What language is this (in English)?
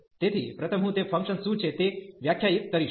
Gujarati